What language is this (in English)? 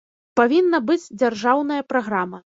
Belarusian